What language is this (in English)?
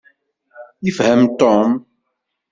Kabyle